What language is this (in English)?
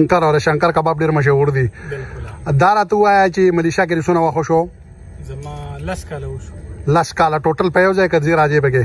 Arabic